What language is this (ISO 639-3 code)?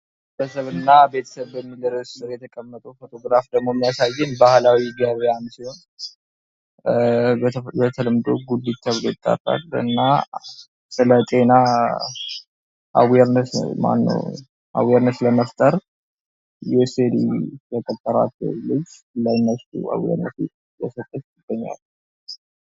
amh